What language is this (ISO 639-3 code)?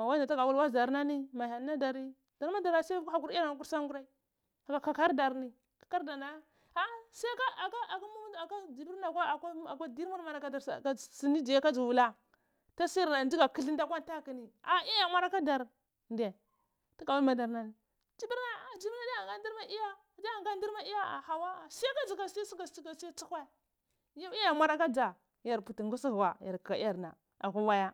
ckl